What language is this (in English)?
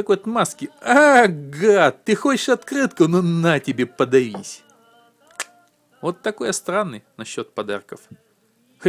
Russian